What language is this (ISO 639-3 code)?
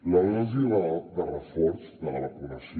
cat